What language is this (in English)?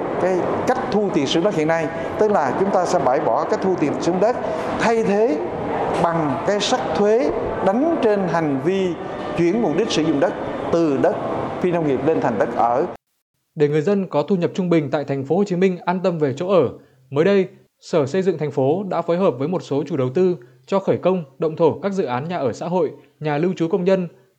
Vietnamese